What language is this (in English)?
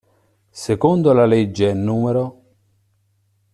Italian